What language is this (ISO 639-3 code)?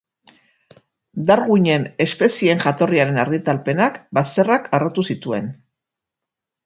eus